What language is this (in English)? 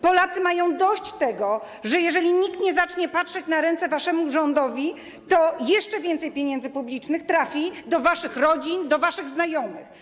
Polish